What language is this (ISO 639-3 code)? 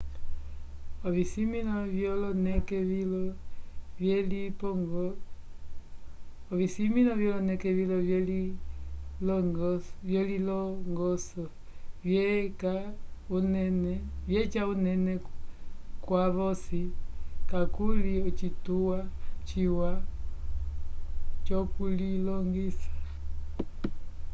umb